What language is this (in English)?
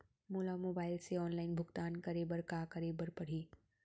Chhattisgarhi